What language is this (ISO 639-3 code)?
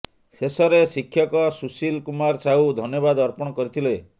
ori